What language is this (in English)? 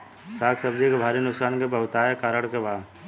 Bhojpuri